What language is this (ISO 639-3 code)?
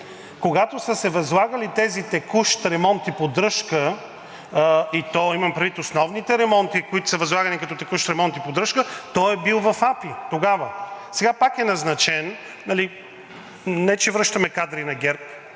bul